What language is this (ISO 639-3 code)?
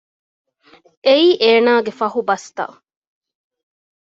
div